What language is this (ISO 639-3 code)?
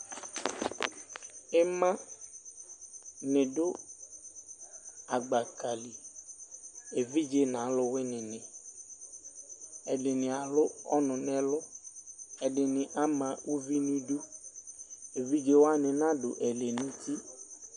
kpo